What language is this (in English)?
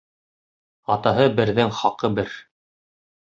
Bashkir